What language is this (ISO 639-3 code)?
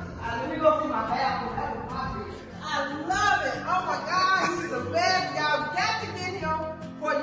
eng